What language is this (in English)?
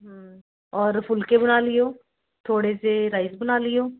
Punjabi